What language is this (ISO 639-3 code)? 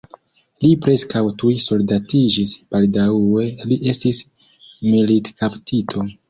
epo